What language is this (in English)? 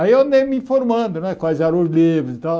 Portuguese